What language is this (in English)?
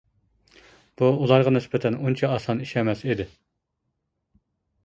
Uyghur